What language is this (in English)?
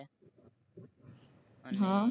Gujarati